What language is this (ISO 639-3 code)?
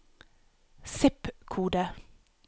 nor